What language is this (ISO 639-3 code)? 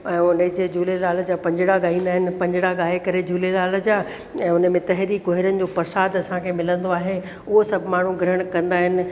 snd